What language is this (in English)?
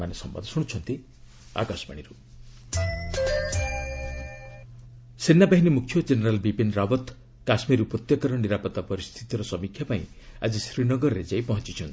Odia